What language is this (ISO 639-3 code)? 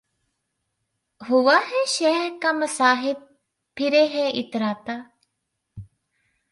urd